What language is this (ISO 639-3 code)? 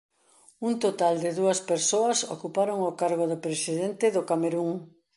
glg